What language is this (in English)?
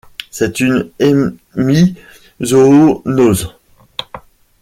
French